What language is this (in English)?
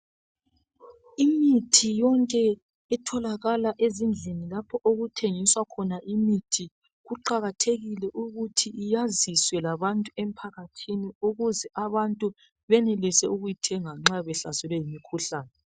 North Ndebele